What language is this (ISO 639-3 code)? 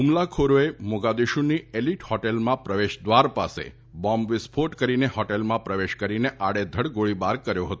guj